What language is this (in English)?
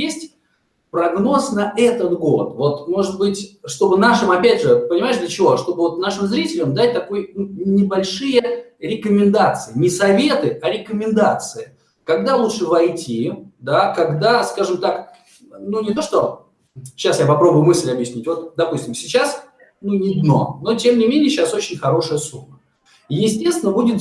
Russian